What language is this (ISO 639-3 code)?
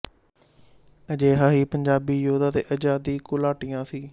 pan